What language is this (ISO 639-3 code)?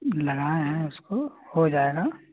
hin